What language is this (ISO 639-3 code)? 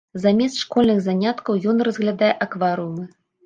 bel